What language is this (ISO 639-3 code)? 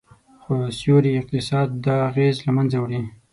pus